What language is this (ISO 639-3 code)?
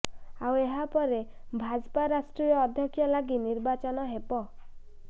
ori